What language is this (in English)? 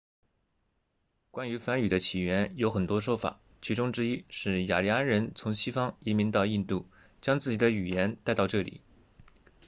Chinese